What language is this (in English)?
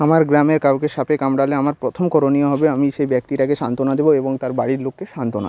Bangla